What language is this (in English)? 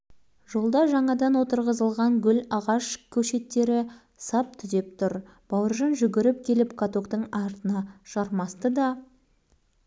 Kazakh